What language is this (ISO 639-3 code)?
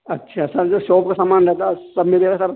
urd